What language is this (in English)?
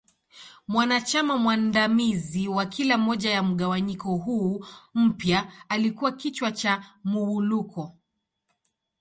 Swahili